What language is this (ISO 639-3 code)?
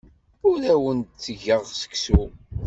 kab